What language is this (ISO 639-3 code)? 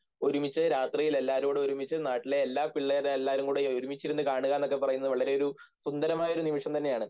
mal